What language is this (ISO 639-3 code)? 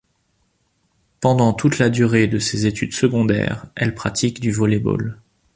fra